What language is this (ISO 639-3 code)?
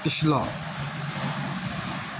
pan